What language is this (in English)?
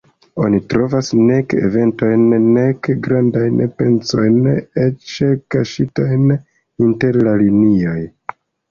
Esperanto